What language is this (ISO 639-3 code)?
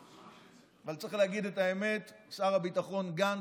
heb